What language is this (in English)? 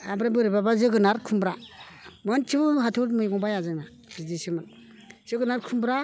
Bodo